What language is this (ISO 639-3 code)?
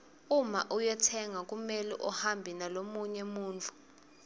ssw